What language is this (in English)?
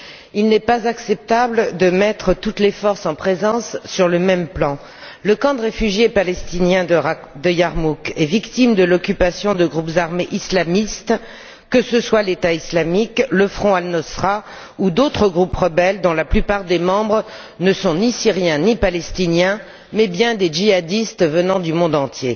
French